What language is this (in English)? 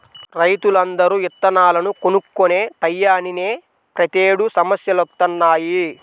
Telugu